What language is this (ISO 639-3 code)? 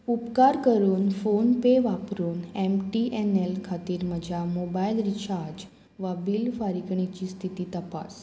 kok